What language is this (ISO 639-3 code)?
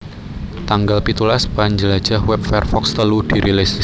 jav